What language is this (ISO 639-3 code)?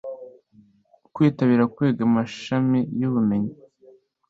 kin